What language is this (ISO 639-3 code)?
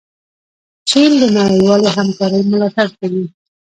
pus